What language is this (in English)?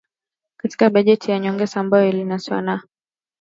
Swahili